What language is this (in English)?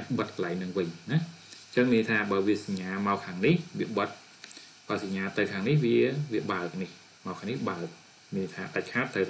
Thai